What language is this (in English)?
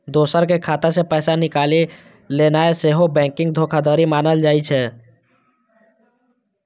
Maithili